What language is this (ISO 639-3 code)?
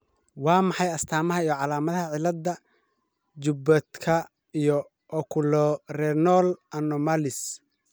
som